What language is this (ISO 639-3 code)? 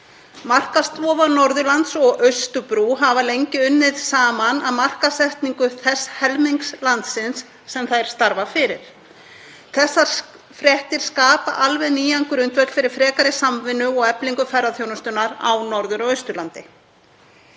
isl